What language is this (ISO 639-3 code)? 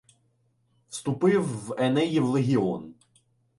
ukr